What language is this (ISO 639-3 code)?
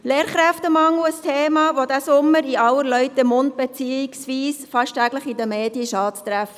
gsw